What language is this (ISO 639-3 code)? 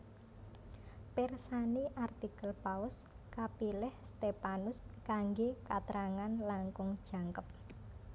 jav